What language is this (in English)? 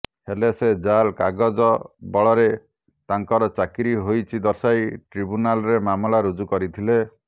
Odia